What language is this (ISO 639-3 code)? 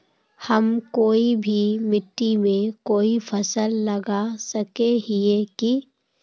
mag